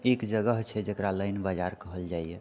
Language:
Maithili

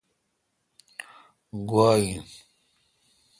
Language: Kalkoti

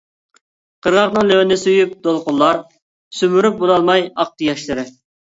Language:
Uyghur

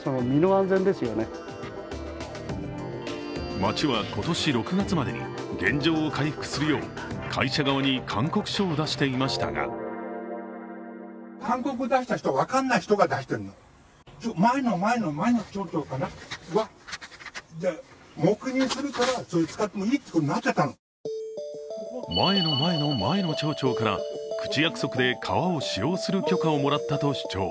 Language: Japanese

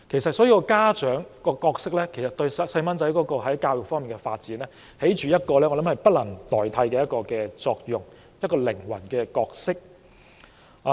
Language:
Cantonese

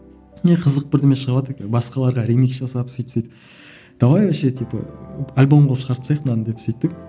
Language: Kazakh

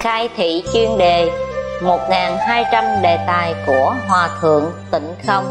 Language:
Vietnamese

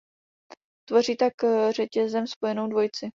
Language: Czech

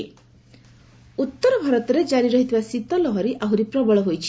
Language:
Odia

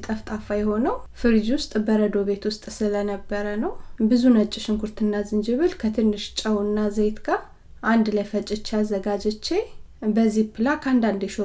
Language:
Amharic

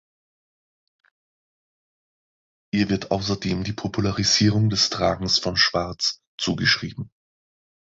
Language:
German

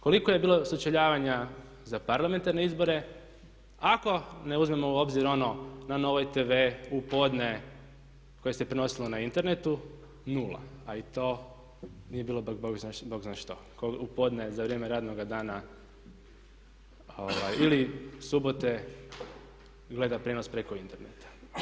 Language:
Croatian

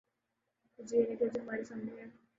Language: Urdu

